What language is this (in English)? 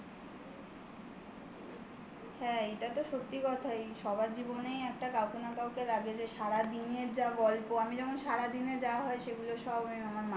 Bangla